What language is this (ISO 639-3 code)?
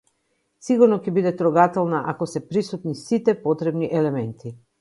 mkd